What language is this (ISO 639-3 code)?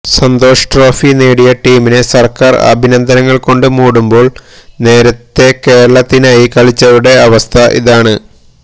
mal